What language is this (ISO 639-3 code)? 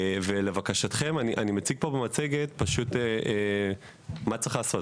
heb